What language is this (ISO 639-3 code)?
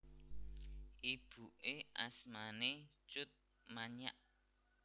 jav